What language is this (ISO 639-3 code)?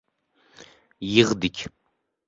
uzb